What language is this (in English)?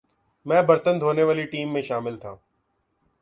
Urdu